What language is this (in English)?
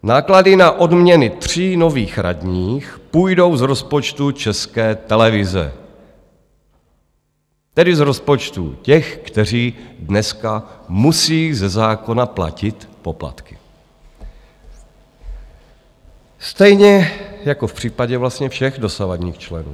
Czech